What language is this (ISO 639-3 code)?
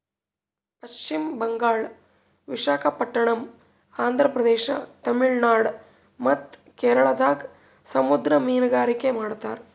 kan